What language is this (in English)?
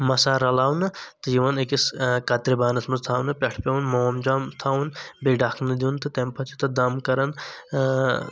Kashmiri